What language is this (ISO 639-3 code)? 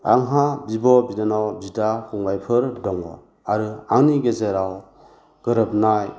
brx